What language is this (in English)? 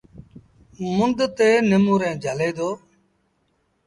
Sindhi Bhil